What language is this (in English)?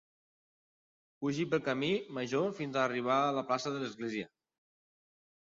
Catalan